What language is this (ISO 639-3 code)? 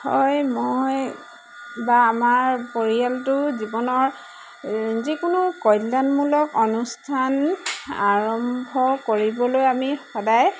asm